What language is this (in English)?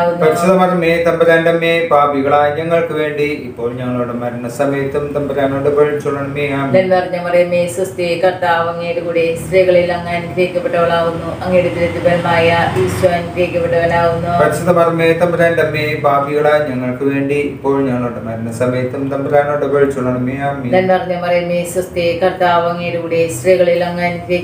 Malayalam